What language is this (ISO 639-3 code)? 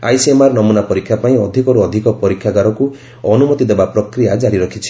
ori